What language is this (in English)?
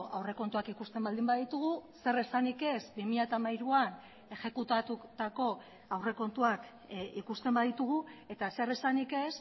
Basque